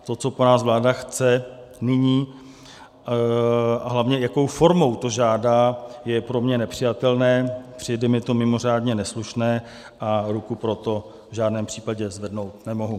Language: Czech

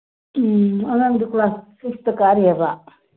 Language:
Manipuri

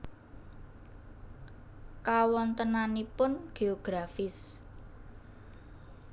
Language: Javanese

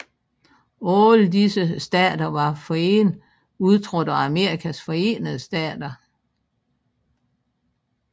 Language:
Danish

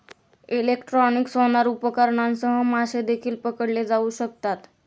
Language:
Marathi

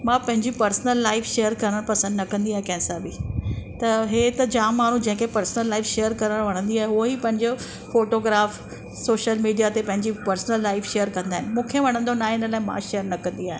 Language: Sindhi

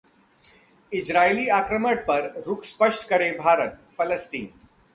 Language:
Hindi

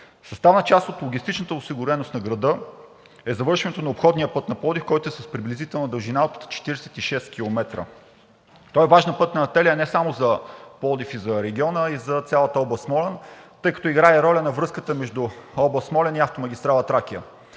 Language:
Bulgarian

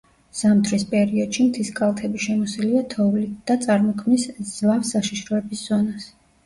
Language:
Georgian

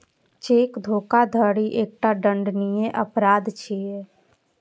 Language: Maithili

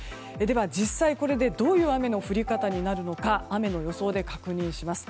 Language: Japanese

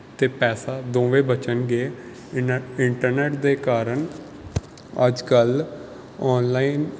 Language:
Punjabi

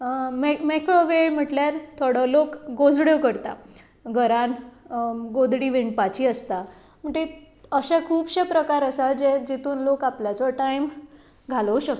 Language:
Konkani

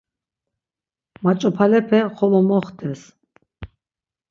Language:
Laz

